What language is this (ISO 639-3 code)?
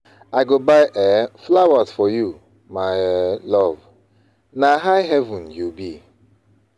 pcm